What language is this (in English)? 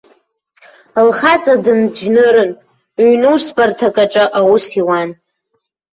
Abkhazian